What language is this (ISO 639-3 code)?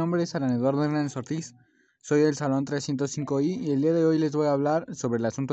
spa